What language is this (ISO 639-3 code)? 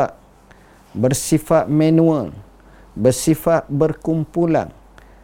msa